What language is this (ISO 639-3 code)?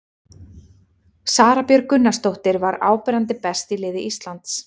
isl